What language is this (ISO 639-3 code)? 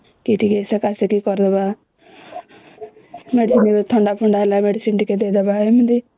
ori